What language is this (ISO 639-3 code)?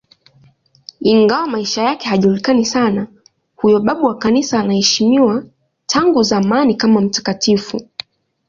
swa